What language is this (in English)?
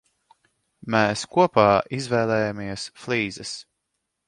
Latvian